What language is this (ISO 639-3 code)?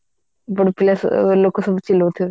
ori